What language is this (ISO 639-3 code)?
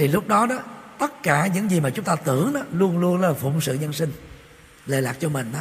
vie